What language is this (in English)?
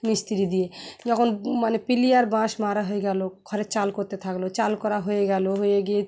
Bangla